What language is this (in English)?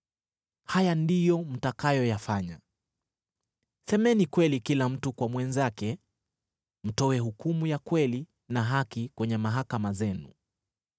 Swahili